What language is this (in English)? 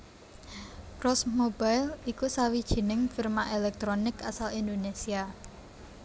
Javanese